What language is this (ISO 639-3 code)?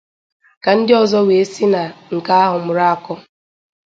ibo